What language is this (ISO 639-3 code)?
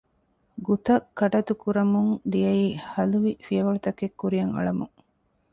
div